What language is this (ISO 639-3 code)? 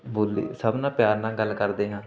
pan